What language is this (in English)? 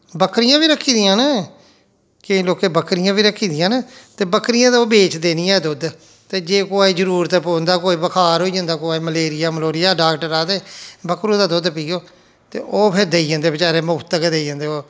Dogri